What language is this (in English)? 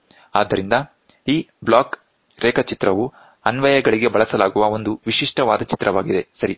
Kannada